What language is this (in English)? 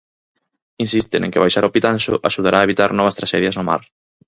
Galician